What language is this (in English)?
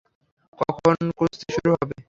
Bangla